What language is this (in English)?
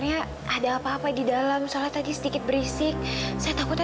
Indonesian